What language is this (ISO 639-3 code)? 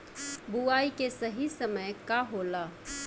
bho